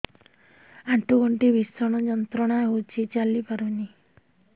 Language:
Odia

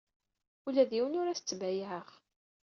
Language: Kabyle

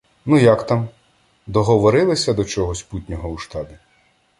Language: Ukrainian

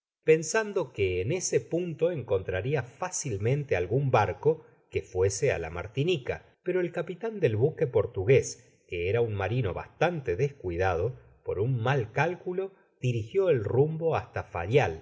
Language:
Spanish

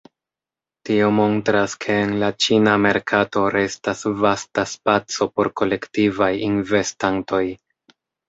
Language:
Esperanto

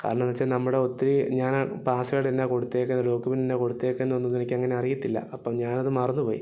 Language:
Malayalam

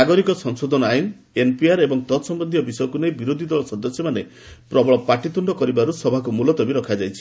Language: Odia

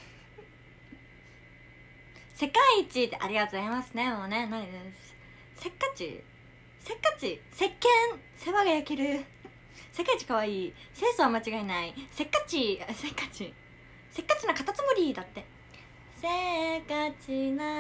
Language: Japanese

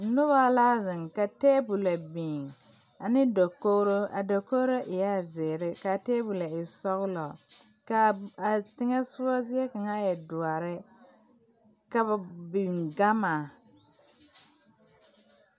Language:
Southern Dagaare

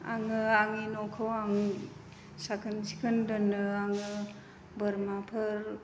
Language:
Bodo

